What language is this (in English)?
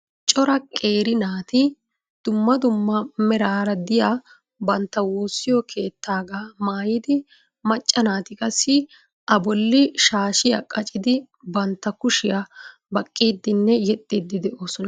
Wolaytta